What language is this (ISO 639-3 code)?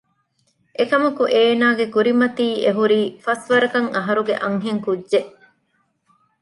div